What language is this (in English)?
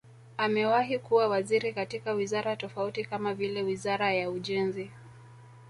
Swahili